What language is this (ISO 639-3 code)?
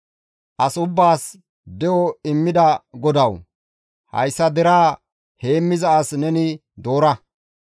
gmv